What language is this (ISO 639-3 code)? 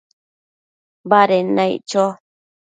mcf